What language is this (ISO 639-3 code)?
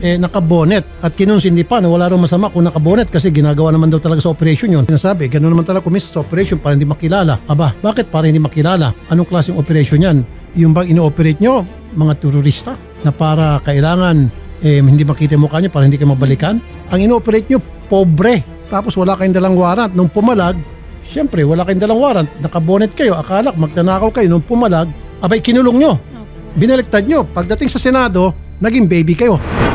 fil